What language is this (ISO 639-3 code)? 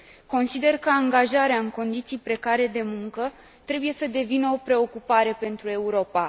ron